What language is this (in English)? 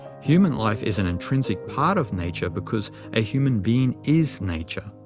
English